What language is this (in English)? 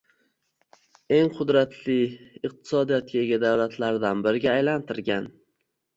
Uzbek